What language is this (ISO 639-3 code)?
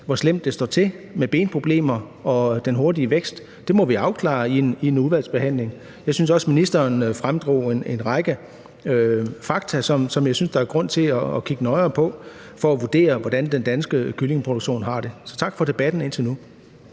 dan